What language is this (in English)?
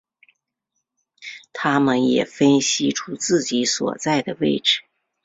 Chinese